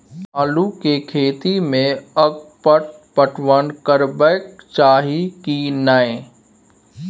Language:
Maithili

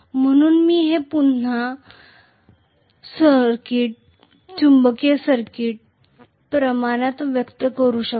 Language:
Marathi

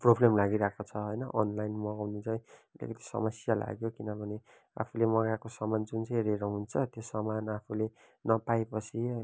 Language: Nepali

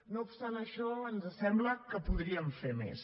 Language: Catalan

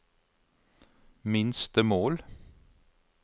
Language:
Norwegian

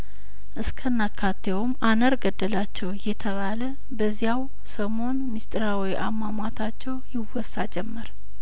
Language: Amharic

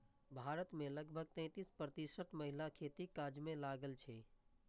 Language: Maithili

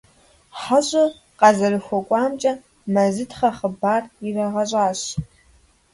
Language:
Kabardian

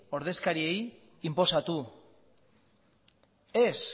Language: Basque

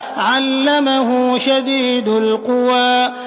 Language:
Arabic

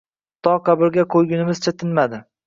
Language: Uzbek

